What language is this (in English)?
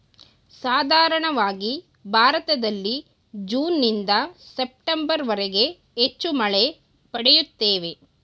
Kannada